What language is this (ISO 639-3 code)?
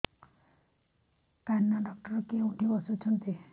ori